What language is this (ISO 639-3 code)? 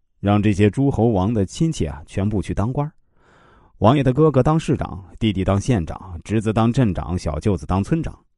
zho